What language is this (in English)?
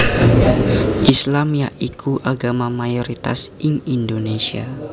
Javanese